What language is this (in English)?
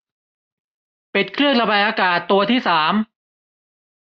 Thai